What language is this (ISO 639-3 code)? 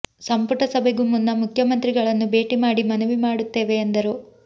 kan